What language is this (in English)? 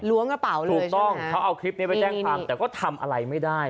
Thai